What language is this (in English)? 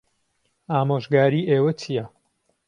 Central Kurdish